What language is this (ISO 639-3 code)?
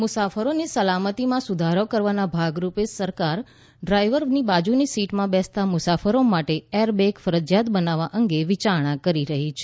guj